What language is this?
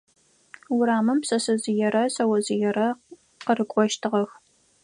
Adyghe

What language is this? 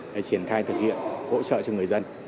Vietnamese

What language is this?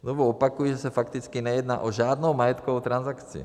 Czech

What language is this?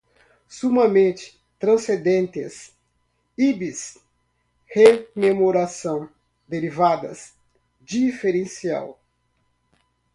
Portuguese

